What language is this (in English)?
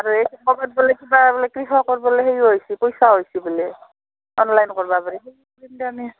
Assamese